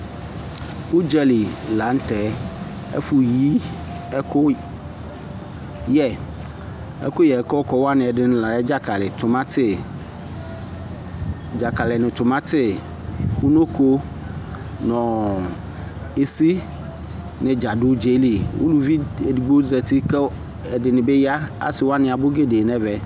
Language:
Ikposo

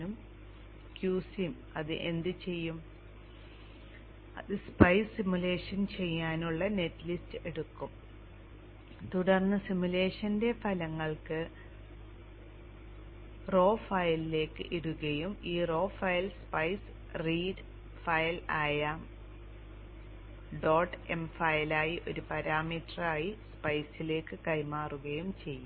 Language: Malayalam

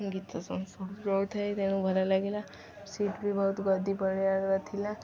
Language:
Odia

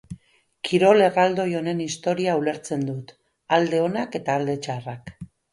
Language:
Basque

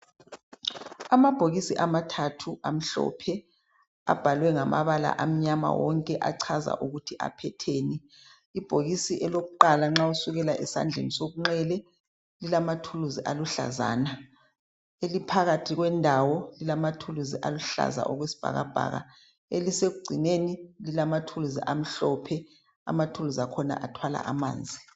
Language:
North Ndebele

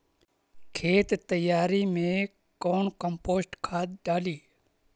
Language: Magahi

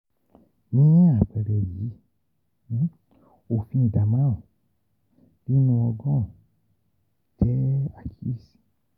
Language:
Yoruba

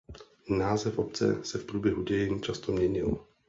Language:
Czech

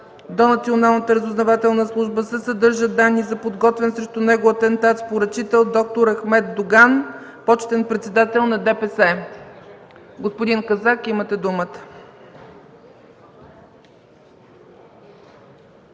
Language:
Bulgarian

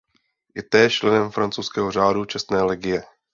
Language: Czech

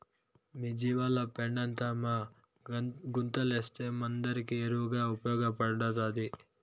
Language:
Telugu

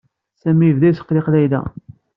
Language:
Kabyle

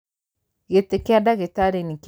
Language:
Kikuyu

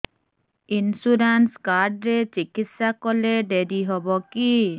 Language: Odia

